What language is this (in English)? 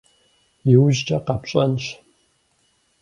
Kabardian